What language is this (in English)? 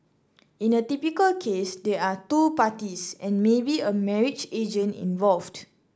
English